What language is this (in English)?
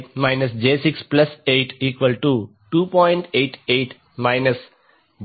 Telugu